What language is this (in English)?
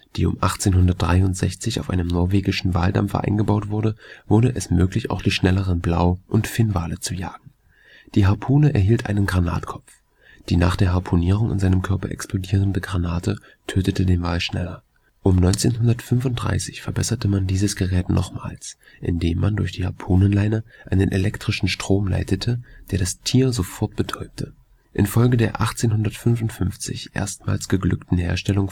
German